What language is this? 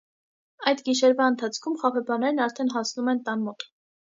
Armenian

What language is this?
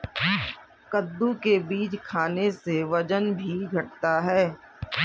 Hindi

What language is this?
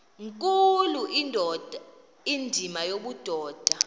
Xhosa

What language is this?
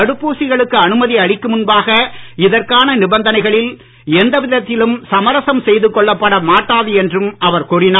Tamil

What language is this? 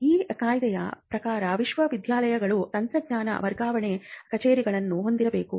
Kannada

